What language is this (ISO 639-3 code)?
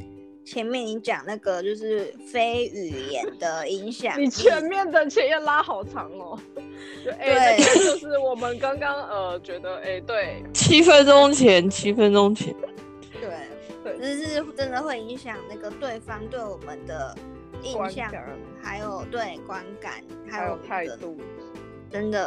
zho